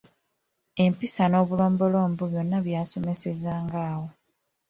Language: Ganda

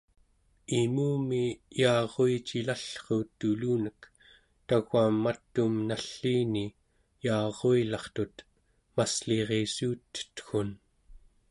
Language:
Central Yupik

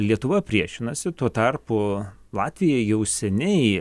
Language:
Lithuanian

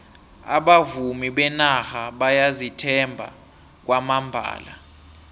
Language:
South Ndebele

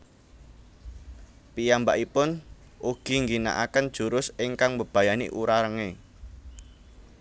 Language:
Javanese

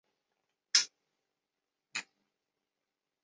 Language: Chinese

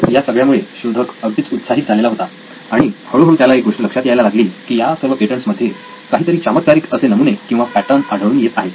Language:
Marathi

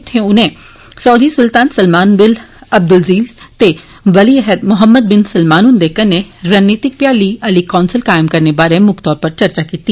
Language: Dogri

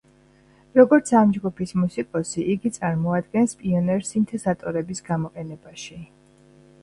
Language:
Georgian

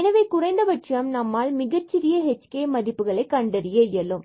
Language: Tamil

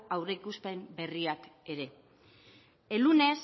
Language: Basque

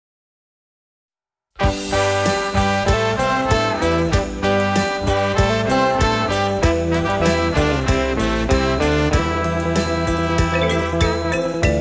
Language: Thai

